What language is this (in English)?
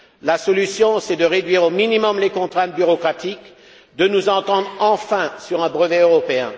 French